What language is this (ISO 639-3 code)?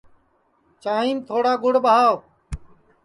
ssi